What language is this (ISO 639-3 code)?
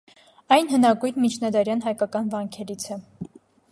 hye